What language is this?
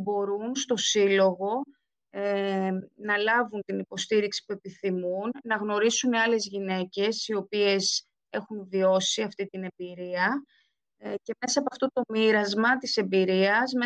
Greek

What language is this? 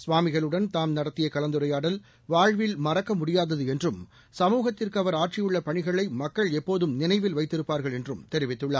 Tamil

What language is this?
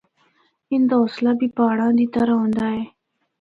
Northern Hindko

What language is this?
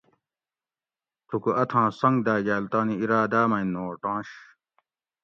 Gawri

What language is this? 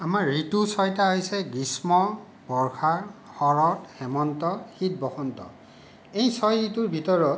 Assamese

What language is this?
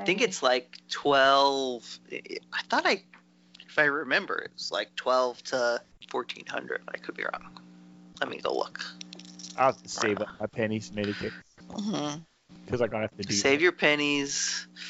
English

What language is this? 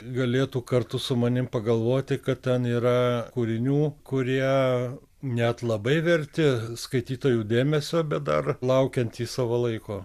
Lithuanian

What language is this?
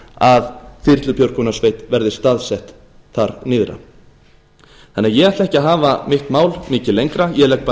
Icelandic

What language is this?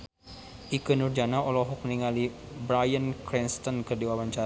Sundanese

